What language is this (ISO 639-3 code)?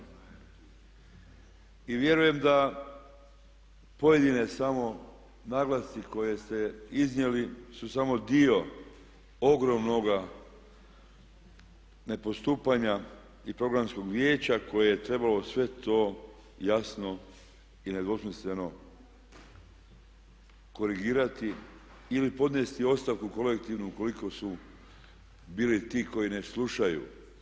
hrv